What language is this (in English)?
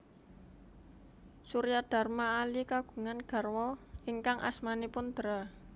Javanese